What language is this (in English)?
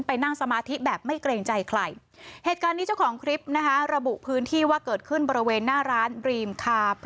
Thai